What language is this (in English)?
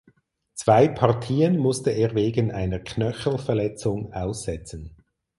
German